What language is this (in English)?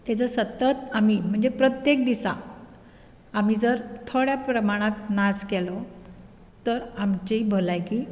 Konkani